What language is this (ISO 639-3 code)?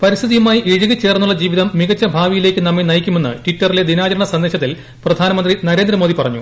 mal